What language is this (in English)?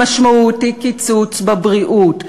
Hebrew